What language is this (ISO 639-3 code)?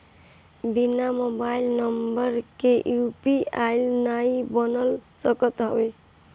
bho